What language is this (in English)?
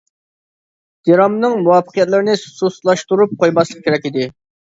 Uyghur